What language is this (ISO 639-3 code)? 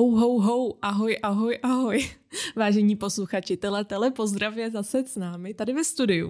ces